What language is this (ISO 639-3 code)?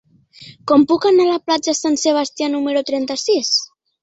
cat